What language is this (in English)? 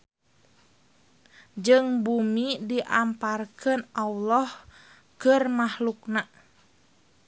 Sundanese